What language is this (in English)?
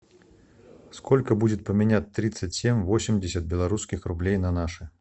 Russian